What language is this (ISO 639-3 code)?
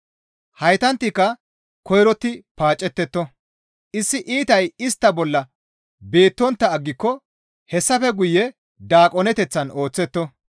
gmv